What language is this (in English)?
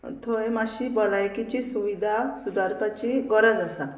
Konkani